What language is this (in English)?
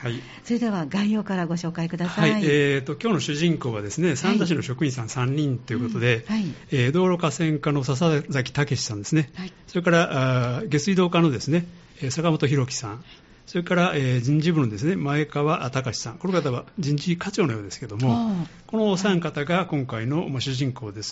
Japanese